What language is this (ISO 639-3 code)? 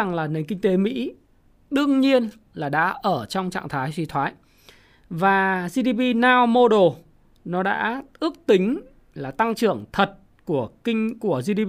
vie